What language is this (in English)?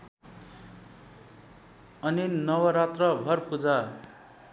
Nepali